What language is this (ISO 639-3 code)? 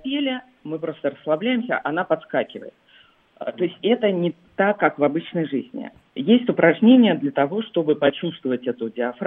rus